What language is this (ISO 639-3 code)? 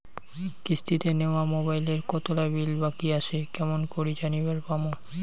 ben